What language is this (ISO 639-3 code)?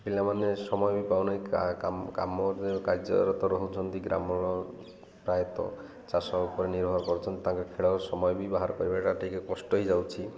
ori